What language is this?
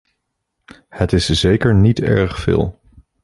Dutch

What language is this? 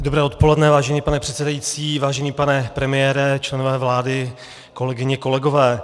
Czech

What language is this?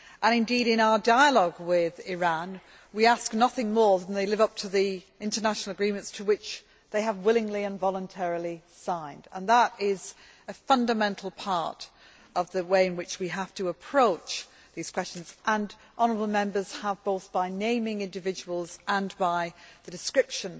English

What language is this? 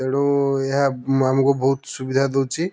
Odia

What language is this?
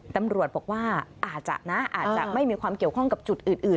Thai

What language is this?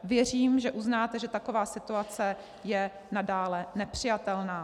Czech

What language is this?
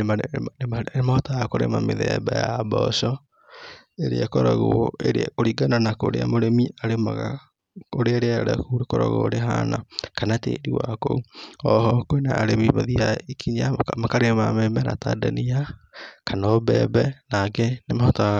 Kikuyu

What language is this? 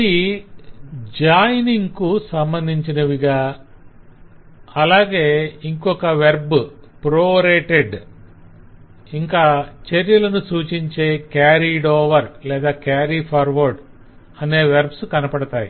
Telugu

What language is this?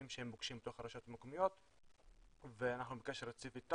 Hebrew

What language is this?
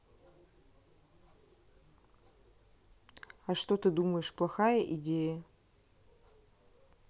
Russian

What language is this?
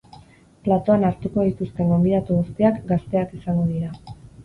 Basque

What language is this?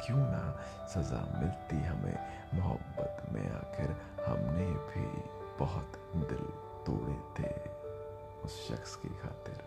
Hindi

